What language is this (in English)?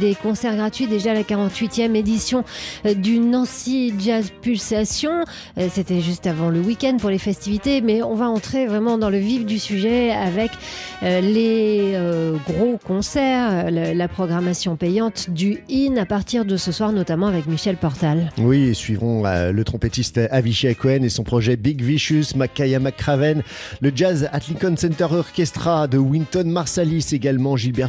French